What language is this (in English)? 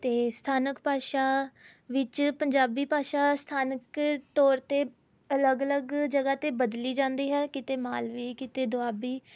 Punjabi